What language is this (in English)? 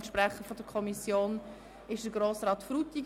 Swiss German